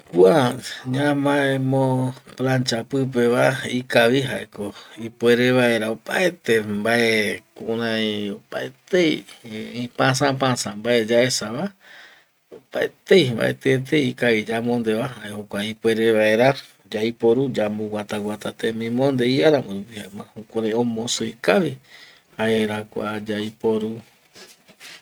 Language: Eastern Bolivian Guaraní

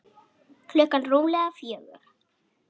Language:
Icelandic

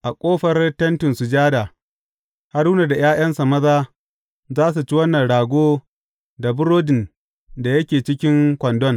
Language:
Hausa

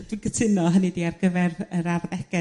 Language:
Welsh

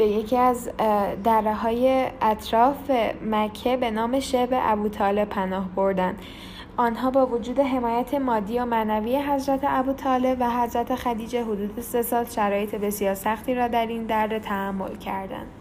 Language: Persian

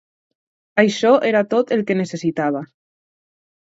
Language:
Catalan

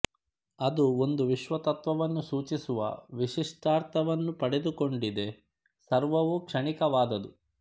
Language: Kannada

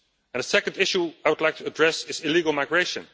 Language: English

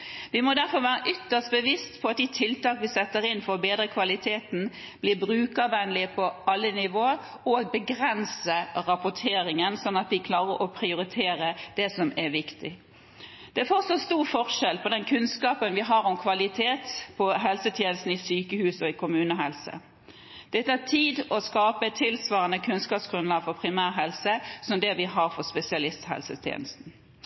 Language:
Norwegian Bokmål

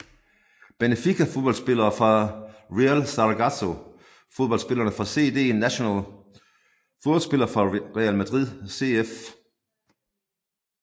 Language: Danish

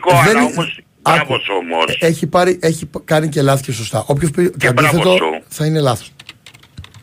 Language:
Greek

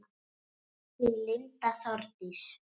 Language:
Icelandic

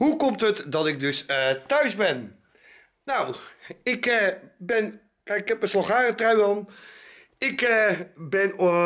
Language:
Dutch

